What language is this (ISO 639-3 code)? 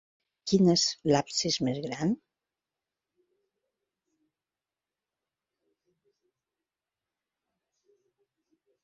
cat